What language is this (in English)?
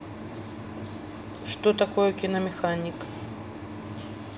Russian